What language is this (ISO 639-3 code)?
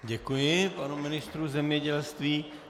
ces